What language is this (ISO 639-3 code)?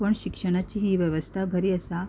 kok